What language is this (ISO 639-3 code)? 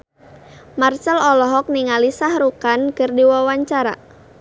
sun